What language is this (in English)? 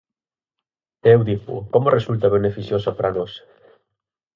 Galician